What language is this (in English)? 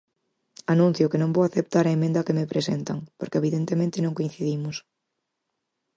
Galician